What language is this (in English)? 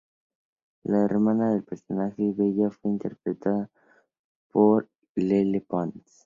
Spanish